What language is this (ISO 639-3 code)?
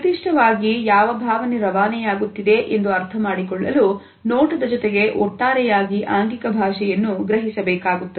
kan